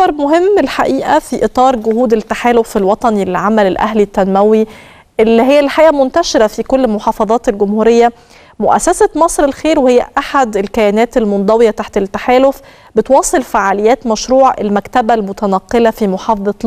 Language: Arabic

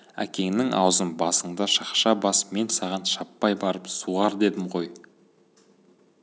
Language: Kazakh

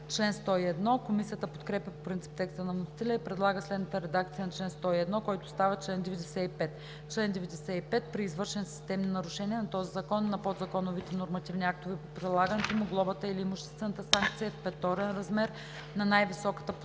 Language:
Bulgarian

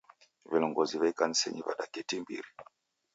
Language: Taita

